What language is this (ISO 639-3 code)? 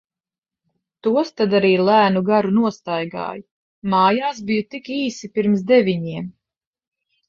lav